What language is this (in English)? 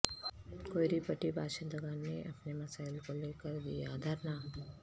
Urdu